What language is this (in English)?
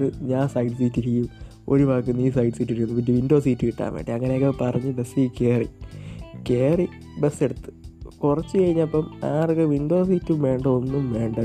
Malayalam